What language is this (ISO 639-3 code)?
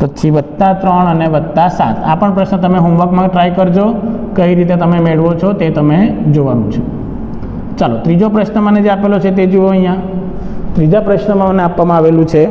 hin